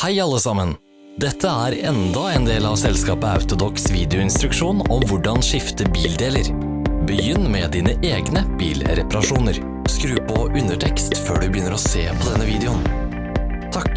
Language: Norwegian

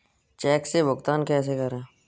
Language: Hindi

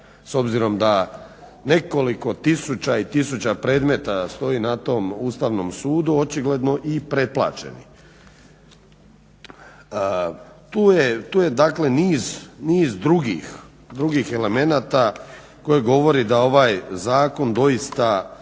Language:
Croatian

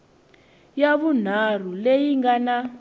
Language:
Tsonga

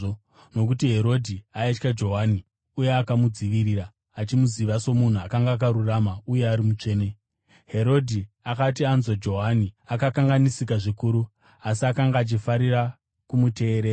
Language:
Shona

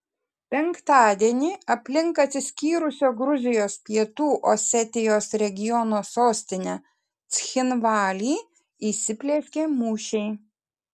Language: Lithuanian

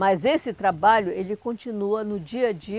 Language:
Portuguese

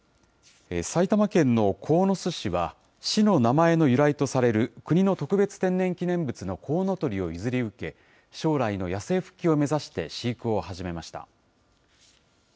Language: Japanese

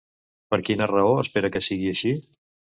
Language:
Catalan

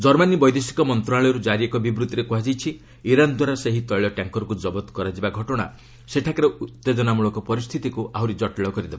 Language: Odia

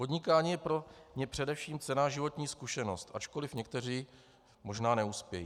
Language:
Czech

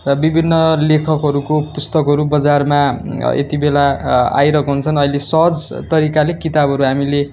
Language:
Nepali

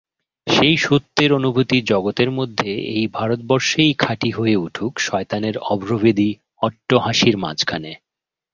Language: Bangla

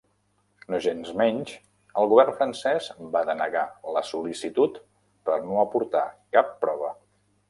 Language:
Catalan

